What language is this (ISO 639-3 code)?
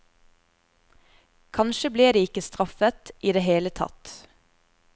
nor